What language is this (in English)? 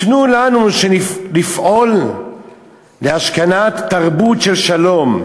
Hebrew